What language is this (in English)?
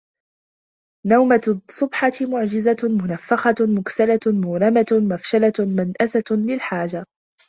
Arabic